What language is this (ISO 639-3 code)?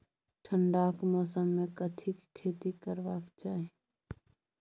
mai